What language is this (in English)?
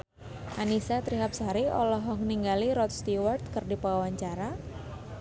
Sundanese